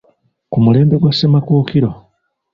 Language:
Ganda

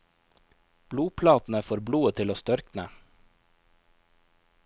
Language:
Norwegian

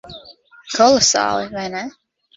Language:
Latvian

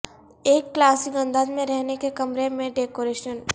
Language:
Urdu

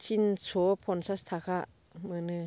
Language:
Bodo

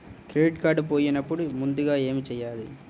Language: Telugu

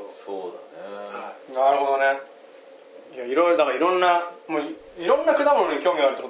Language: Japanese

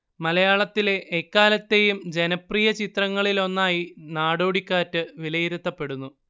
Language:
Malayalam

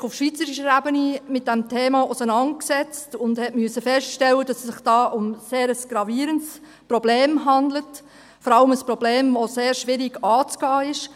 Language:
Swiss German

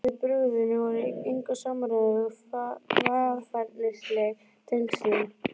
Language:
Icelandic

